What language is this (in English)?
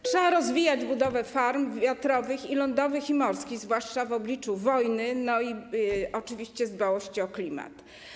Polish